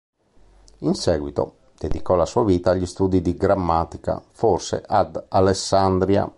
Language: Italian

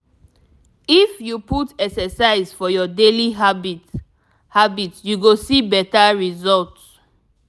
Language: Nigerian Pidgin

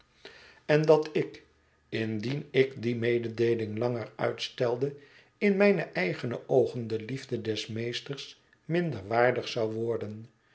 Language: Dutch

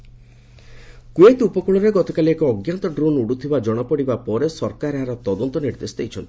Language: Odia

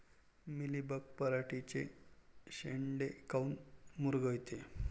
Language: Marathi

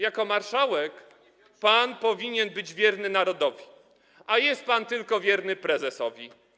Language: Polish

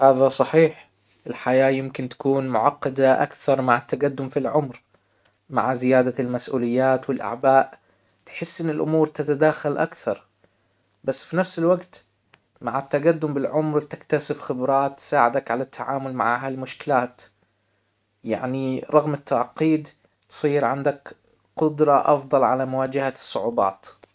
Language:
Hijazi Arabic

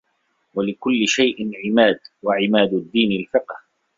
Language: Arabic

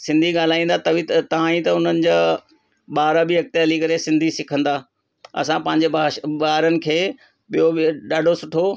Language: Sindhi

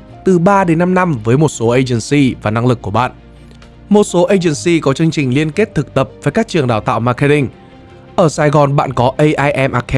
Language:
Vietnamese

